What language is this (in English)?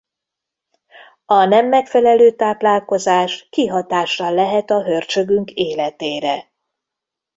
Hungarian